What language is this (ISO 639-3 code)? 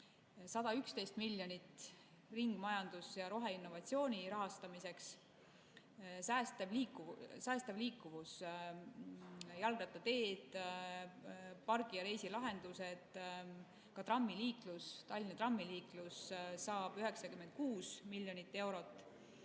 est